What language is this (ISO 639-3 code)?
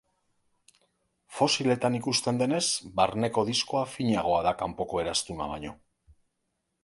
eus